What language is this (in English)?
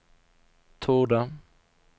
Swedish